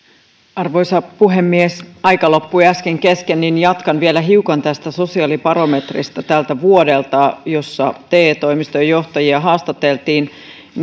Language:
Finnish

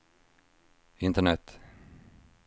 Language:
Swedish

